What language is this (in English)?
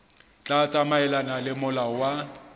Southern Sotho